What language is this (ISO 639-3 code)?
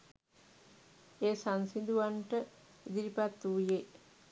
sin